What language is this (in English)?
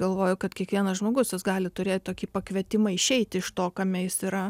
Lithuanian